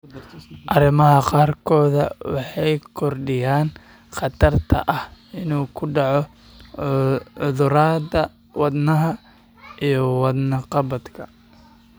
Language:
Somali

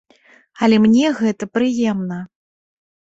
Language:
Belarusian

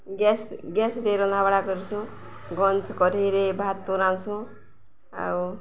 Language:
Odia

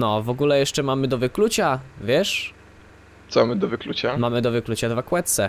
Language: Polish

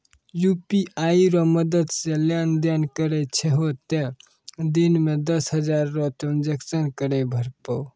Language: Maithili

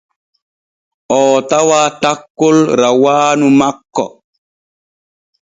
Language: Borgu Fulfulde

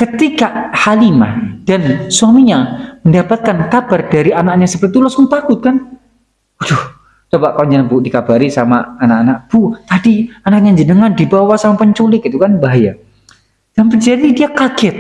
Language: Indonesian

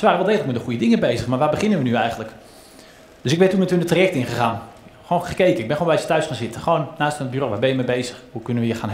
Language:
Dutch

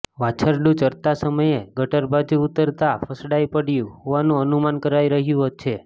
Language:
Gujarati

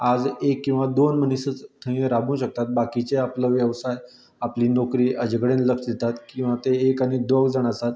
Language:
Konkani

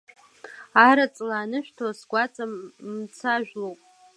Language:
Abkhazian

